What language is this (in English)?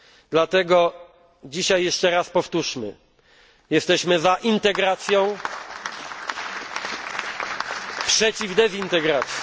Polish